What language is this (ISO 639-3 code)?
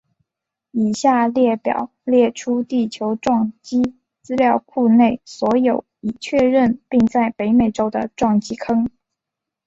zho